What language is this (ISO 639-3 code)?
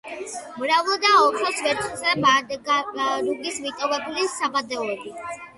kat